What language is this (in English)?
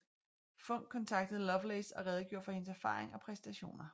Danish